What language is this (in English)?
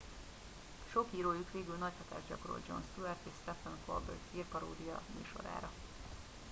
Hungarian